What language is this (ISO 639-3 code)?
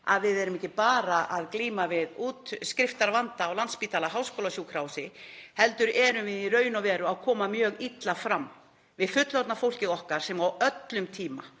isl